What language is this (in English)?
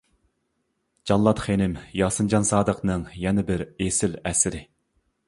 Uyghur